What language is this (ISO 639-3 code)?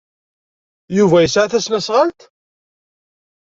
kab